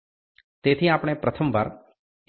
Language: Gujarati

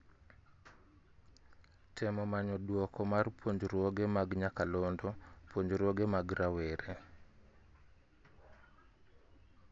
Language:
Luo (Kenya and Tanzania)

